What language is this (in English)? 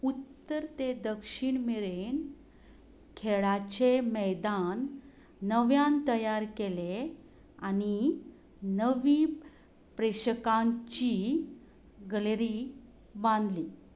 Konkani